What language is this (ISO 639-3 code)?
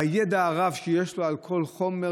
heb